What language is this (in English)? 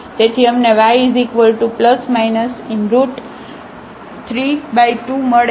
Gujarati